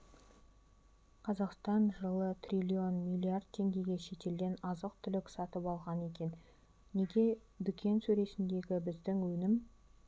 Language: Kazakh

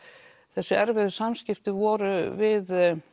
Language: Icelandic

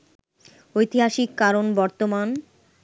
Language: Bangla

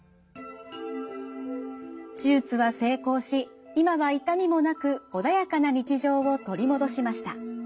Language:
Japanese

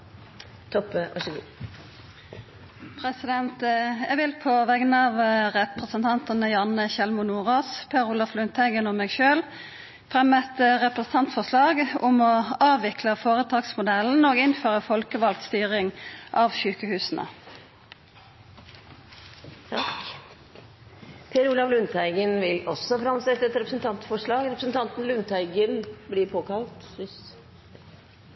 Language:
Norwegian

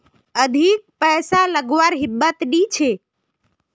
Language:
Magahi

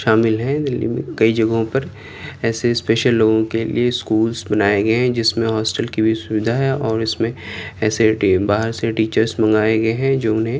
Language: Urdu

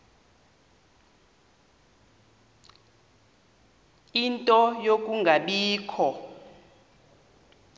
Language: Xhosa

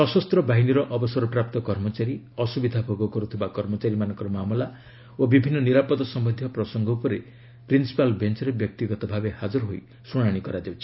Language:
Odia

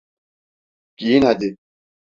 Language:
Turkish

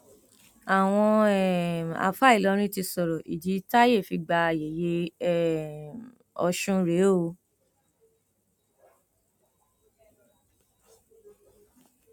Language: Yoruba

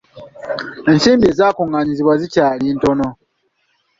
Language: Ganda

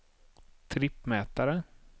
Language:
Swedish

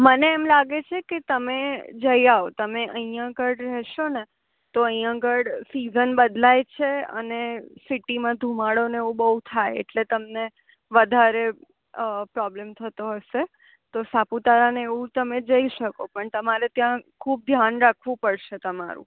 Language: Gujarati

